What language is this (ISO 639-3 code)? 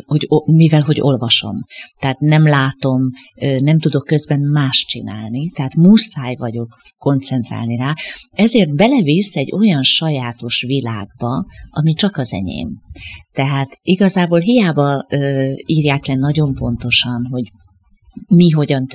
hun